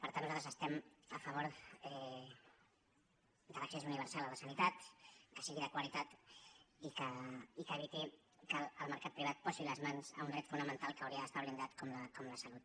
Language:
Catalan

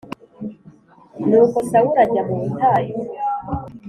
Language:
Kinyarwanda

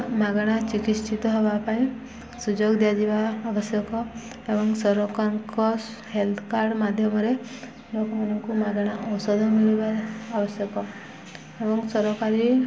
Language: Odia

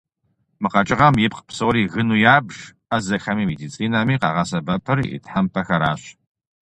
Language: Kabardian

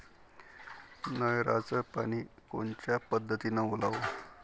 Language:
Marathi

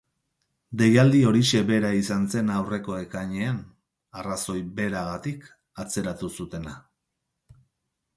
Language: Basque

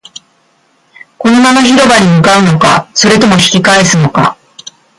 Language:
Japanese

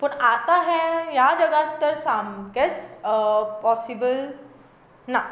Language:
Konkani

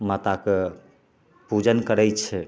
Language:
Maithili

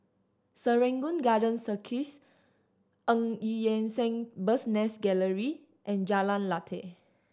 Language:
English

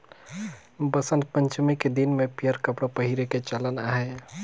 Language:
Chhattisgarhi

